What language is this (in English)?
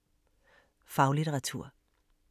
Danish